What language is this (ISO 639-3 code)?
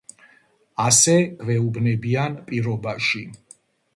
kat